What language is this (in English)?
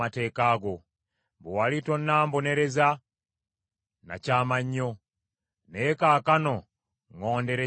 Ganda